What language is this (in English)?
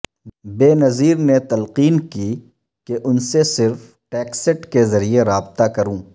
Urdu